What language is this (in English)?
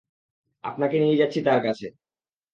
Bangla